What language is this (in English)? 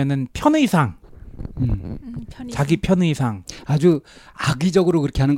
Korean